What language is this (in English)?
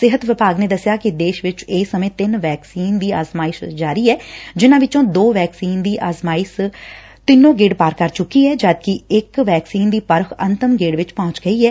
Punjabi